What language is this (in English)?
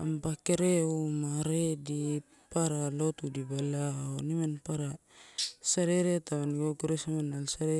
Torau